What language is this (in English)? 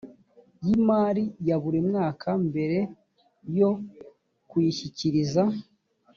Kinyarwanda